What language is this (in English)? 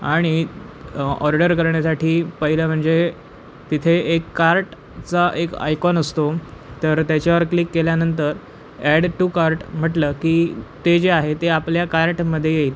Marathi